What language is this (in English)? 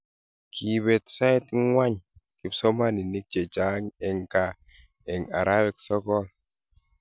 Kalenjin